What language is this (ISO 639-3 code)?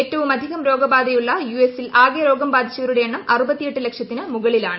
mal